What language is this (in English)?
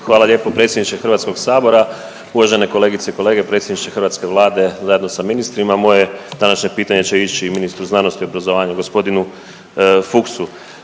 Croatian